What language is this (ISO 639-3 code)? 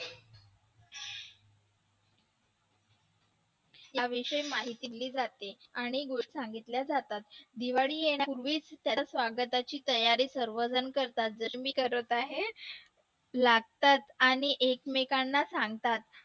mar